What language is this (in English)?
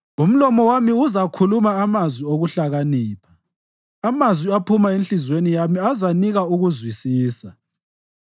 North Ndebele